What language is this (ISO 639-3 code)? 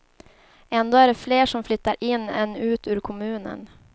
swe